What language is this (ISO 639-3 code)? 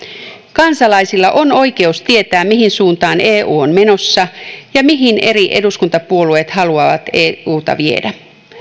fin